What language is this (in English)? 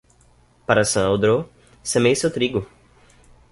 Portuguese